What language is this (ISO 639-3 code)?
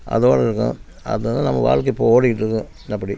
tam